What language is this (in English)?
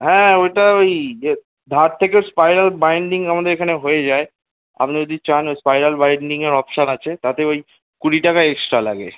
Bangla